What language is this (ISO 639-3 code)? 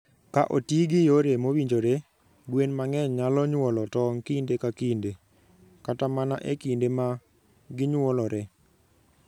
luo